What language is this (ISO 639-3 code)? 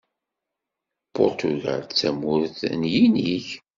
kab